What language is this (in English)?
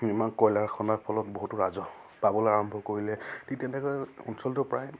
Assamese